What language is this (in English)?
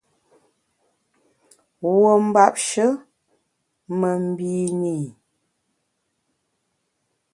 Bamun